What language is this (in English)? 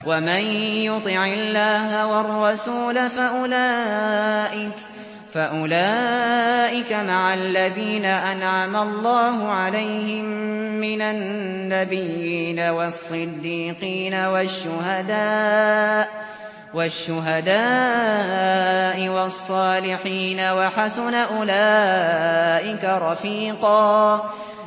Arabic